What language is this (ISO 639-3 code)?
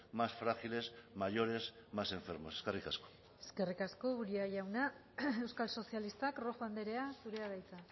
eus